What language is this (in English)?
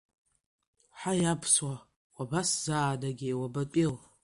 Abkhazian